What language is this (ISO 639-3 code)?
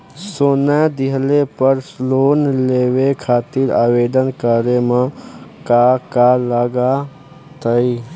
bho